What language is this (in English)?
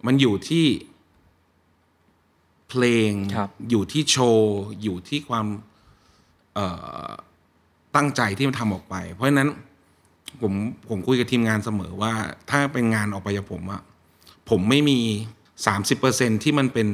Thai